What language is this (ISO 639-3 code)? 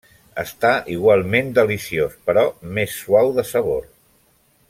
cat